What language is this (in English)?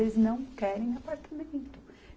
Portuguese